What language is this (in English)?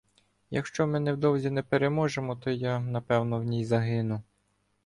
Ukrainian